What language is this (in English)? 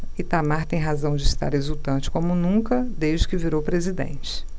Portuguese